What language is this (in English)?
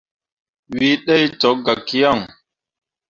Mundang